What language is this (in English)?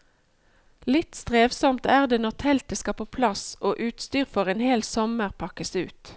Norwegian